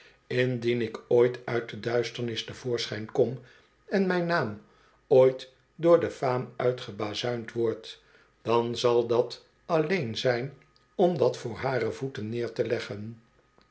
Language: Dutch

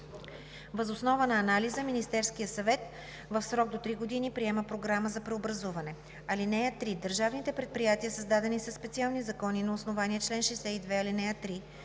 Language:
Bulgarian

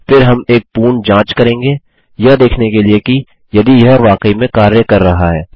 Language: Hindi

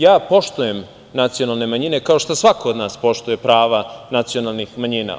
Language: Serbian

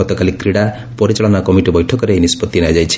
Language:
Odia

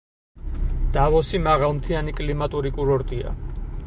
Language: Georgian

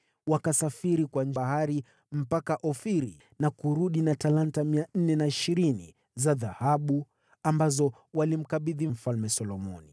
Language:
Swahili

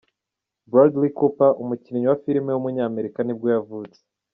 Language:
Kinyarwanda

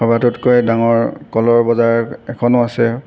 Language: Assamese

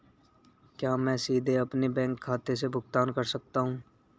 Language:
Hindi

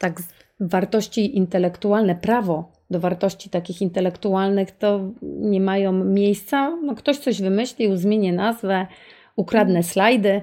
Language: Polish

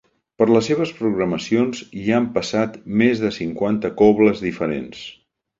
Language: Catalan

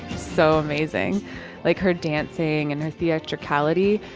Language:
English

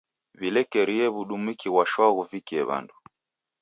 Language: Taita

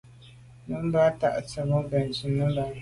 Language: Medumba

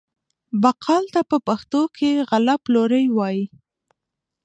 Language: Pashto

